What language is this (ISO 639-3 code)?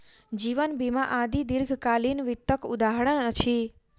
mai